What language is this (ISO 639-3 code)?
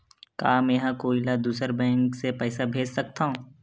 hne